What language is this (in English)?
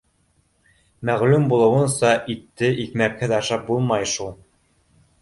Bashkir